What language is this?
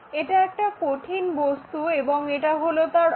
Bangla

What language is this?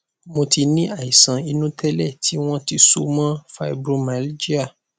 Yoruba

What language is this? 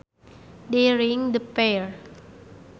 Sundanese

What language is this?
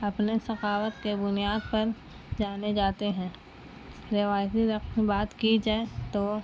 Urdu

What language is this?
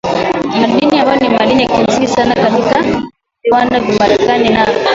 Swahili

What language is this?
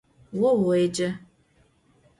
Adyghe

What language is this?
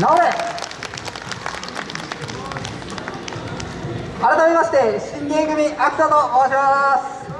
Japanese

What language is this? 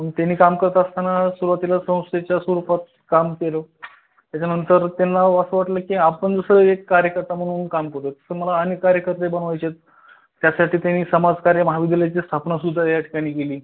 Marathi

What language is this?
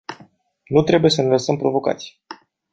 Romanian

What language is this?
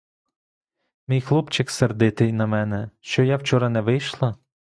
Ukrainian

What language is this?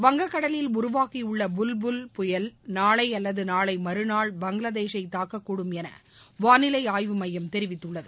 Tamil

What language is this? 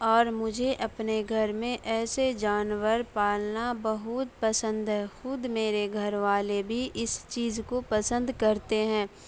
Urdu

